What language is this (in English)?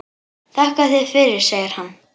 Icelandic